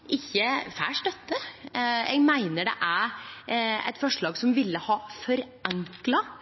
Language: Norwegian Nynorsk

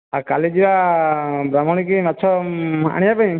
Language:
Odia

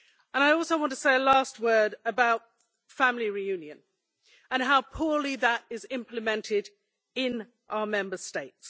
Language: English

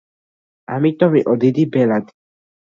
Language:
Georgian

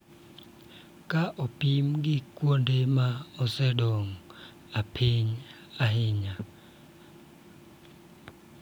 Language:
Luo (Kenya and Tanzania)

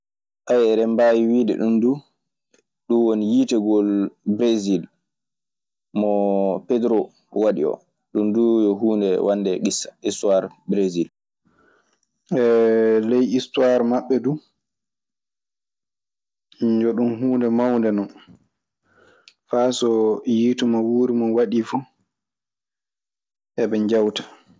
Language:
Maasina Fulfulde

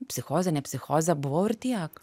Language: Lithuanian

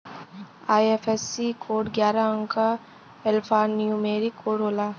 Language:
Bhojpuri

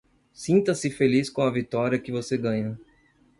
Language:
Portuguese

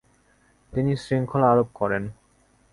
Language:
Bangla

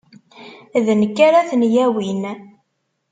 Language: Kabyle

